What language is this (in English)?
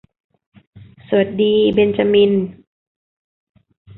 Thai